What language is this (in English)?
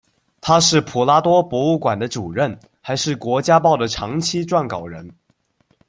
Chinese